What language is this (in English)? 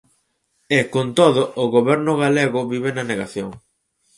Galician